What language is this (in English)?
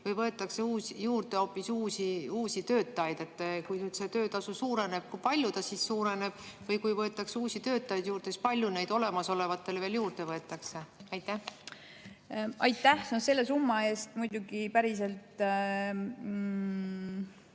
Estonian